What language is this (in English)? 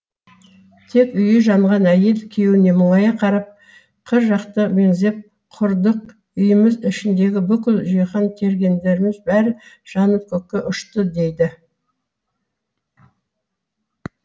Kazakh